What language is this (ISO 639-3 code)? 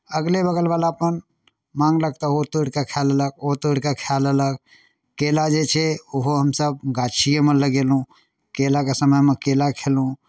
mai